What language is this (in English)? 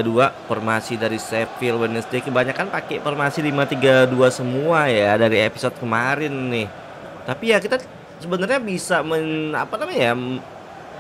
Indonesian